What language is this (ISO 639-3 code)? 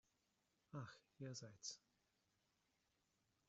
deu